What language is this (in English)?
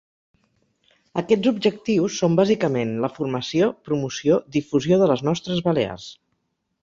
Catalan